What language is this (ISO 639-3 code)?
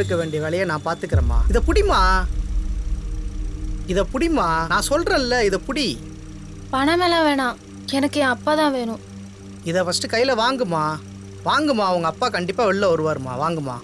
kor